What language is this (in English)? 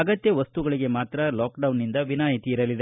Kannada